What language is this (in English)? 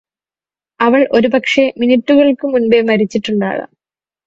Malayalam